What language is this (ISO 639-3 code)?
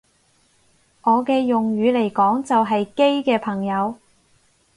yue